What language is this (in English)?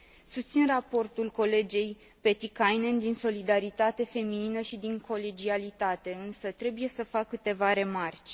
Romanian